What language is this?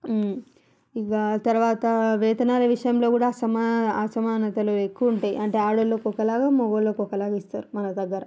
Telugu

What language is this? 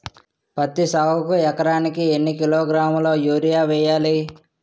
Telugu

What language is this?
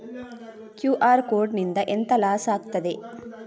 Kannada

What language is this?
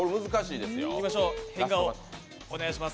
Japanese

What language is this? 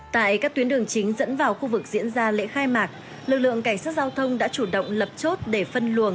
Vietnamese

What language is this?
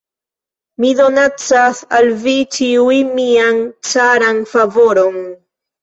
Esperanto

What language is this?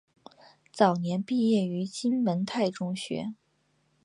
Chinese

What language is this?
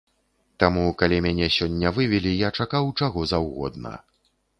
Belarusian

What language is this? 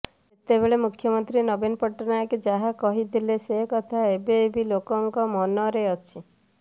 Odia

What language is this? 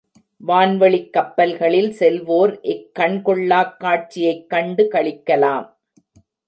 Tamil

